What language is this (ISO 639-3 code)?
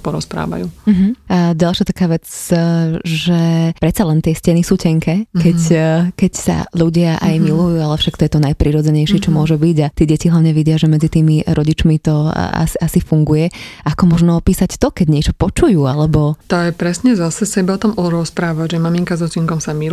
slk